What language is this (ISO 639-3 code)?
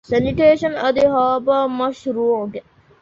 div